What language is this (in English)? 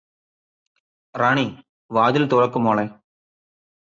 Malayalam